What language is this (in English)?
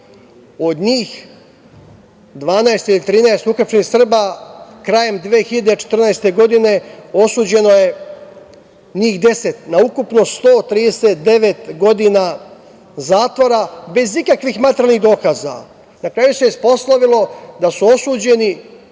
Serbian